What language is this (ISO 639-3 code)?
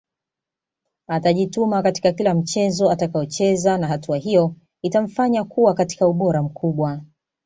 swa